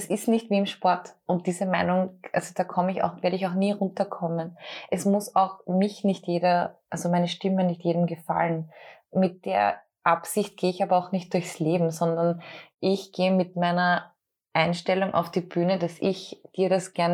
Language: German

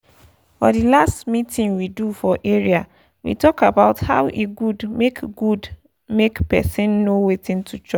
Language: Nigerian Pidgin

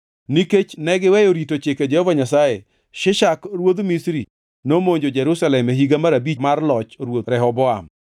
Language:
Luo (Kenya and Tanzania)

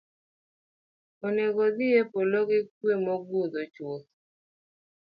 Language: Luo (Kenya and Tanzania)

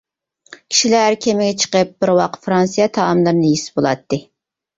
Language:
Uyghur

